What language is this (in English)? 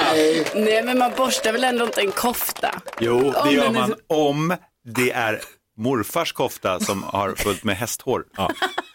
Swedish